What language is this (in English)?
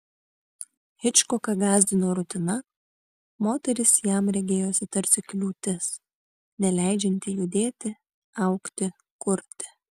Lithuanian